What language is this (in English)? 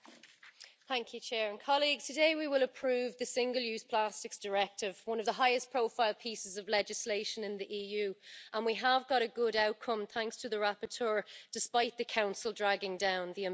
English